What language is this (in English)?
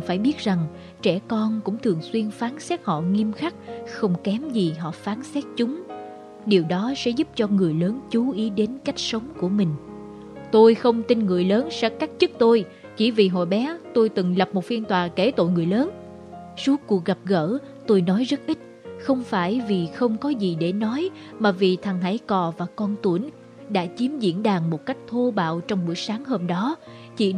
Vietnamese